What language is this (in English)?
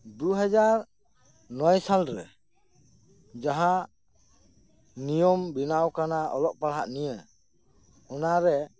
Santali